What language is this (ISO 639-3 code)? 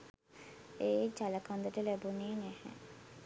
sin